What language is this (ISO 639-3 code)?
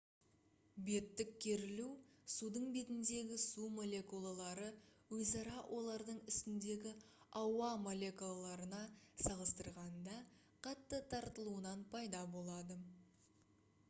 kaz